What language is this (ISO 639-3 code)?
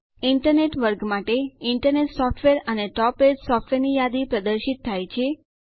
guj